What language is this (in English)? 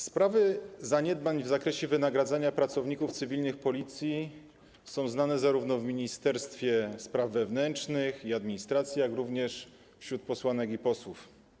Polish